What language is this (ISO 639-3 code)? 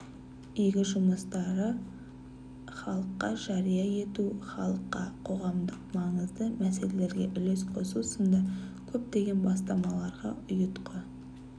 kaz